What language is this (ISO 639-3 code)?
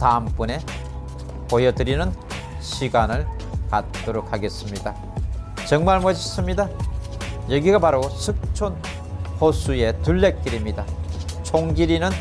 kor